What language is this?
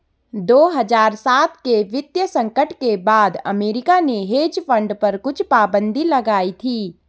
Hindi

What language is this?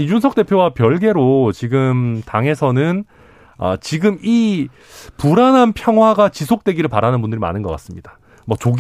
Korean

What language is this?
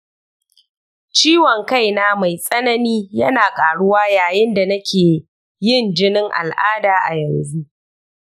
Hausa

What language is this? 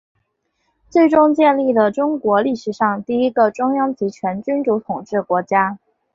Chinese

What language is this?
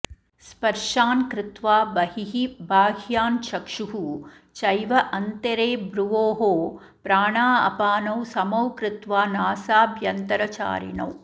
Sanskrit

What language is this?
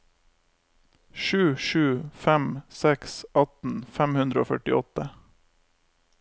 Norwegian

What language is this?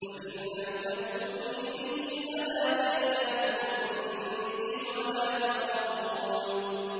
Arabic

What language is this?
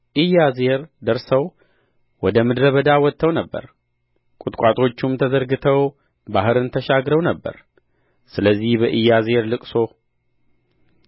Amharic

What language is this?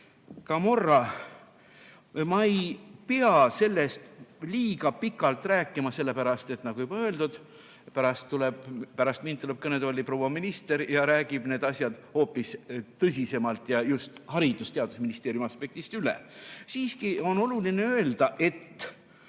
Estonian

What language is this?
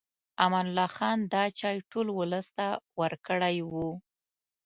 Pashto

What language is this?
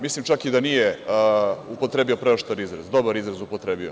Serbian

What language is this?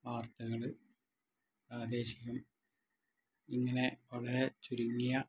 Malayalam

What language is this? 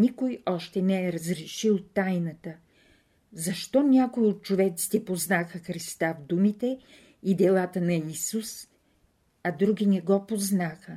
Bulgarian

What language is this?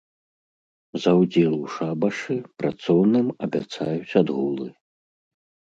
Belarusian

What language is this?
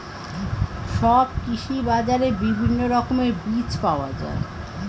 Bangla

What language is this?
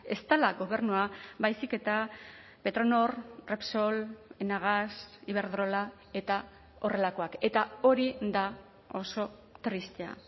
Basque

